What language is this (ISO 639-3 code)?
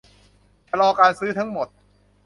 tha